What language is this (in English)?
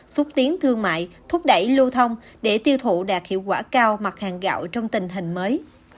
Vietnamese